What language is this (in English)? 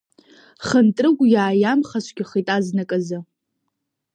Abkhazian